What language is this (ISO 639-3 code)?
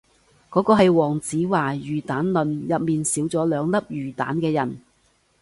yue